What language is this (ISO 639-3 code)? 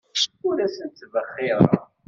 kab